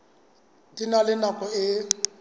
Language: Southern Sotho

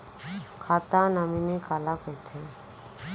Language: Chhattisgarhi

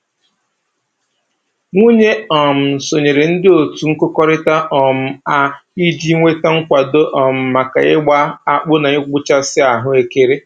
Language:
Igbo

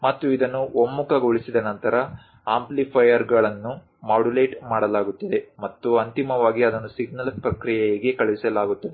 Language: Kannada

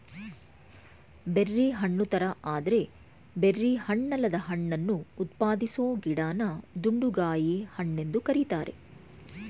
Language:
Kannada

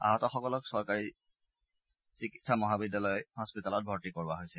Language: Assamese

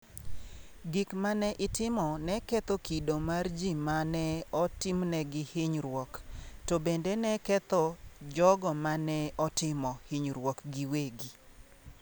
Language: Luo (Kenya and Tanzania)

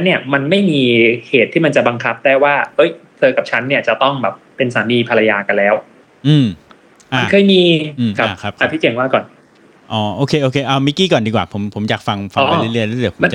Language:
Thai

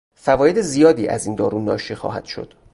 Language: Persian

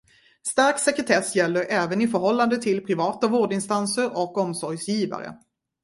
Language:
Swedish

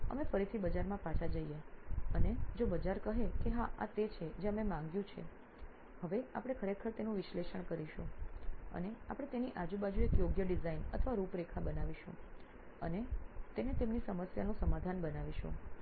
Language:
Gujarati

